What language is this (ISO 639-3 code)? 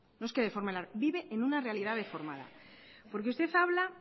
spa